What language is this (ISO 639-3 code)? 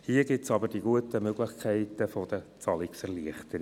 gsw